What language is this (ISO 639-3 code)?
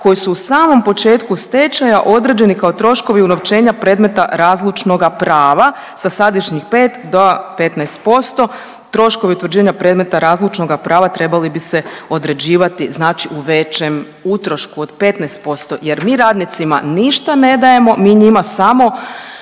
hrv